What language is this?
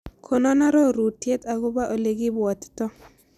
Kalenjin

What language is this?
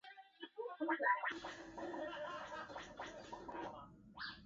Chinese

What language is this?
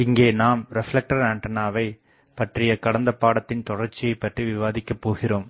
Tamil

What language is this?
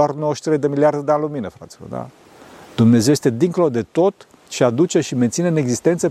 Romanian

